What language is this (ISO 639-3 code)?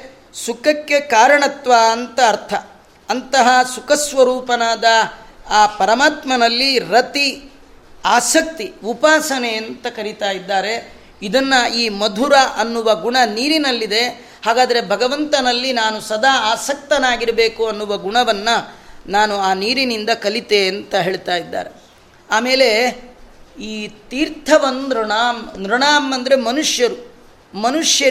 kan